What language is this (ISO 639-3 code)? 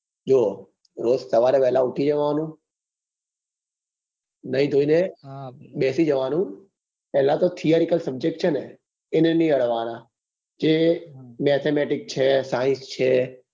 guj